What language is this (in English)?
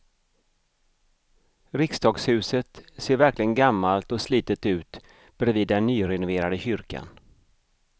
Swedish